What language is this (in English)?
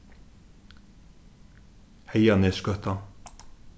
Faroese